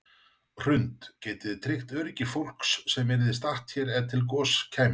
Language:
Icelandic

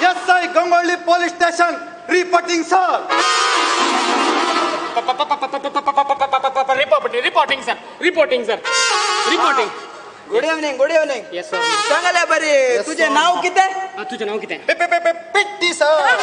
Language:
Hindi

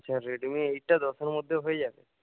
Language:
Bangla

